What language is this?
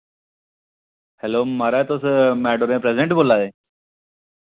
Dogri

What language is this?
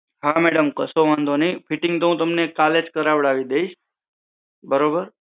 Gujarati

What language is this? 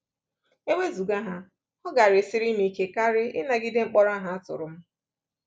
Igbo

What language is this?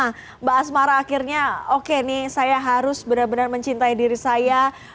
Indonesian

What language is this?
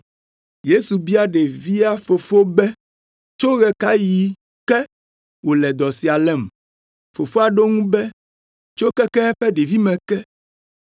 Ewe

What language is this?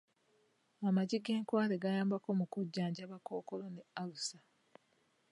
Ganda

